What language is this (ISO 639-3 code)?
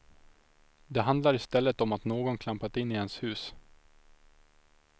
swe